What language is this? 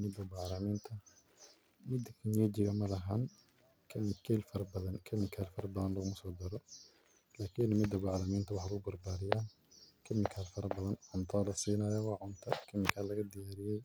Somali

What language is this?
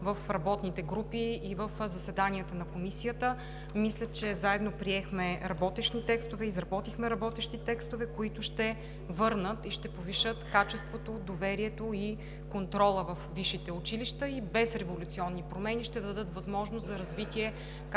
Bulgarian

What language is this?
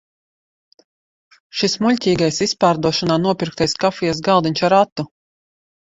Latvian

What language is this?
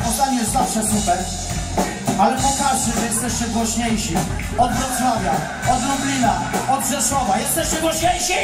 Polish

